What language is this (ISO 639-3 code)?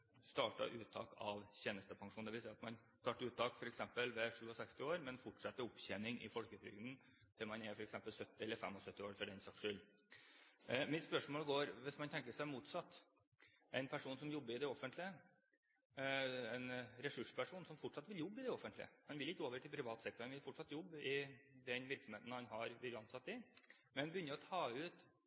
nob